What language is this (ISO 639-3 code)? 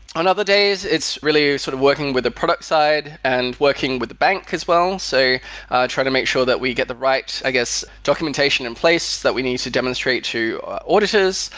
eng